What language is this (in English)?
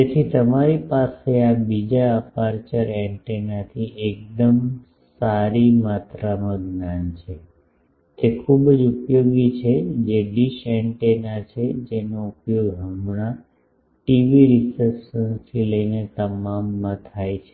Gujarati